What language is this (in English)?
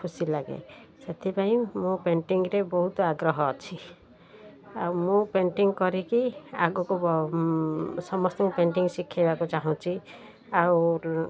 Odia